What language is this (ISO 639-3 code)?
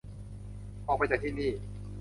tha